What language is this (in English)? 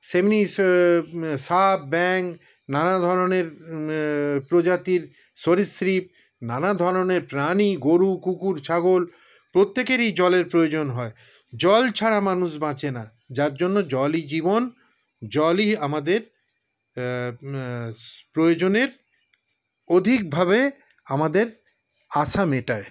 Bangla